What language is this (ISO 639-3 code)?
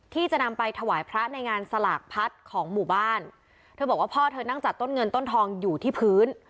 tha